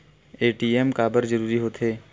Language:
Chhattisgarhi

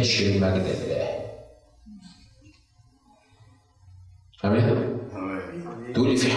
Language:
Arabic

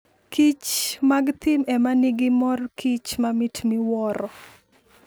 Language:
Luo (Kenya and Tanzania)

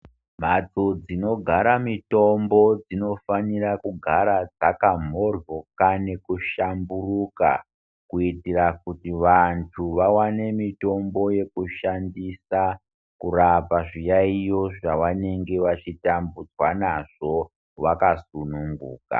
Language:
Ndau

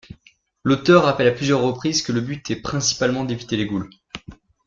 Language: French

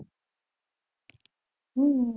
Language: Gujarati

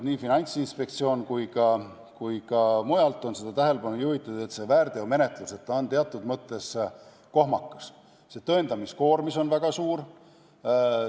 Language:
Estonian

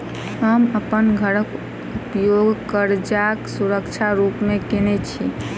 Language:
Maithili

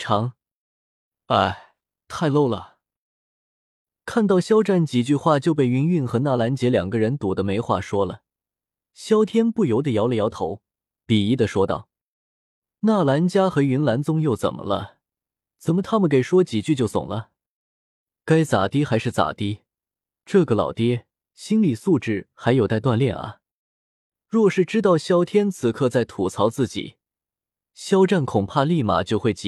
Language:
Chinese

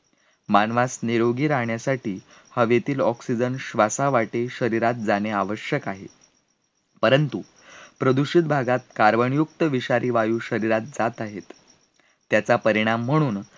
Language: Marathi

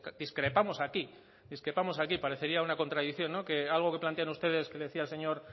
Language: Spanish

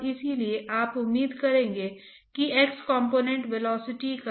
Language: Hindi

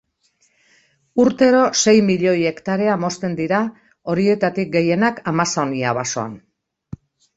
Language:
Basque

